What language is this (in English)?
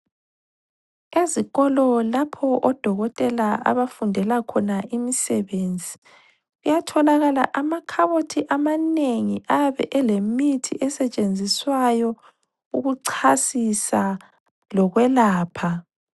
North Ndebele